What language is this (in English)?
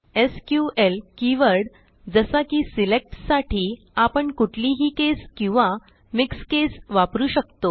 Marathi